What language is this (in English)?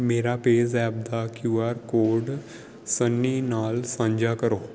Punjabi